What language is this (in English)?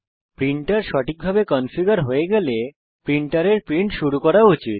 Bangla